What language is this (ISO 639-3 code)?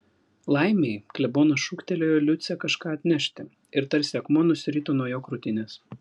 lit